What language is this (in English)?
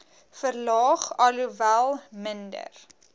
Afrikaans